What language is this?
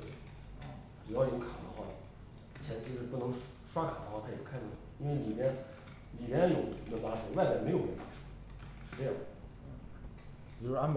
Chinese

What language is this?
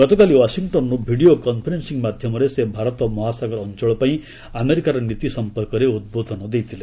Odia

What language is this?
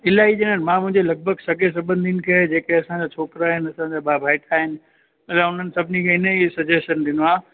Sindhi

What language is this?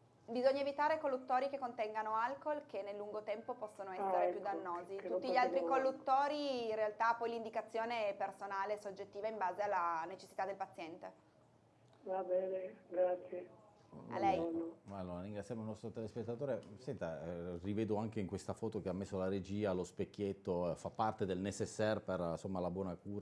Italian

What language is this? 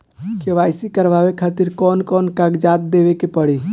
Bhojpuri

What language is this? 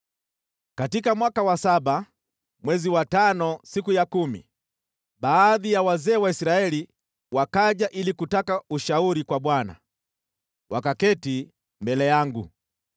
Swahili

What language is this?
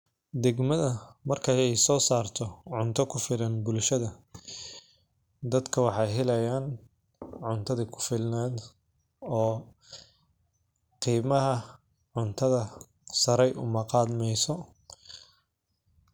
Somali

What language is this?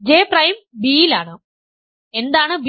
Malayalam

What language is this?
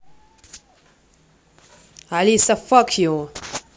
Russian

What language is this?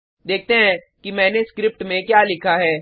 Hindi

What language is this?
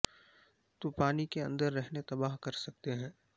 Urdu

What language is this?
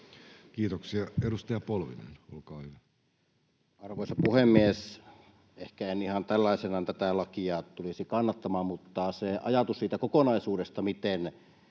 Finnish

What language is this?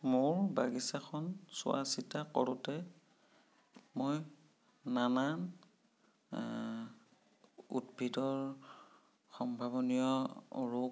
Assamese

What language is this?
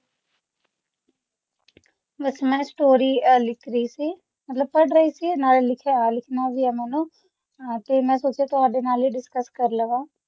Punjabi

